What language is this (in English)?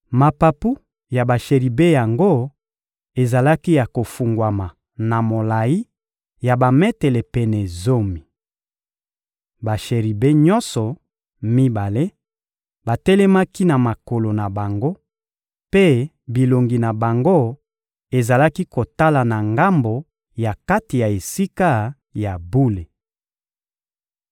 Lingala